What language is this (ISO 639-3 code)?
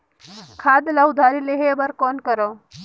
hne